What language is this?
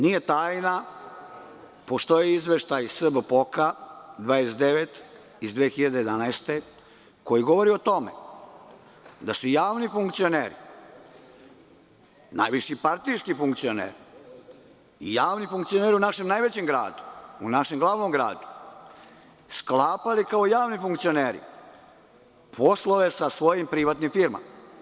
Serbian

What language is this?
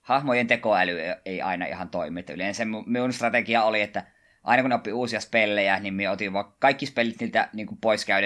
Finnish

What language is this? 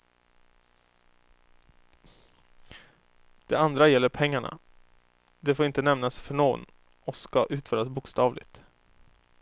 Swedish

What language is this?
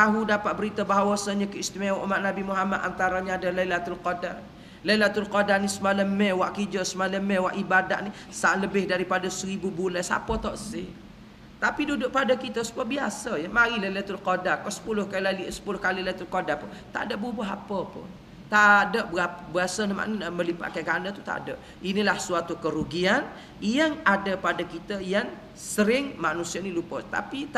Malay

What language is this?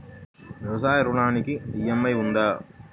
Telugu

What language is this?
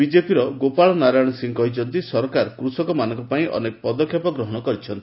Odia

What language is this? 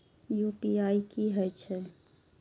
Maithili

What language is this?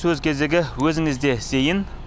Kazakh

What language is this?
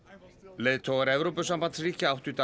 Icelandic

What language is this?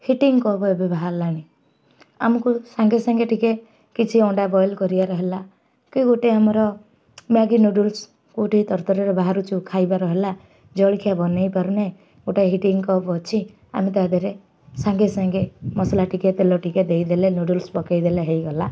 Odia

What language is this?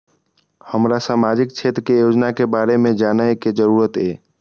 Maithili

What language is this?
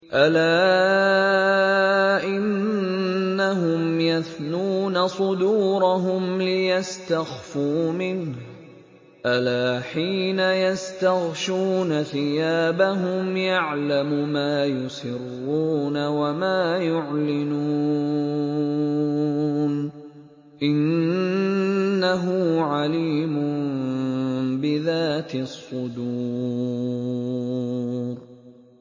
Arabic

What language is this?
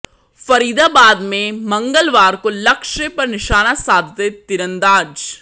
Hindi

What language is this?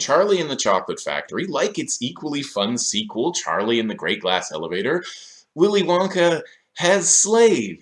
English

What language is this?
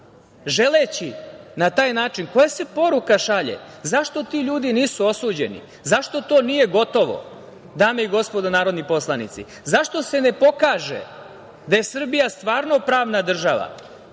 Serbian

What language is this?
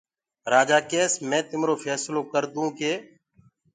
Gurgula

